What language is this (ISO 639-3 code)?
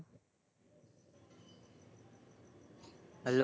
guj